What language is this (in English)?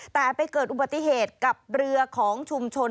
Thai